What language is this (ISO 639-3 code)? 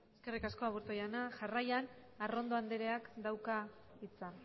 eus